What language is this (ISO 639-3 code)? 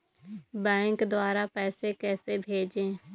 hin